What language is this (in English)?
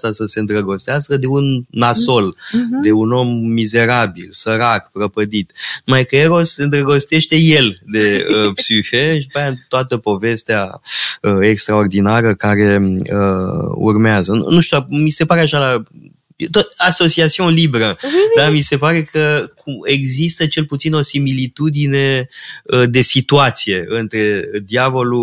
Romanian